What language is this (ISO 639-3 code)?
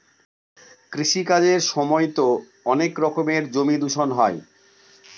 ben